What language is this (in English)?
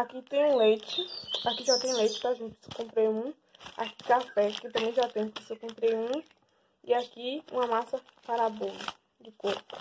Portuguese